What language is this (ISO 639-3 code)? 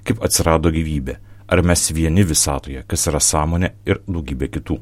lit